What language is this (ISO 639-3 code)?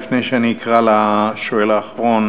heb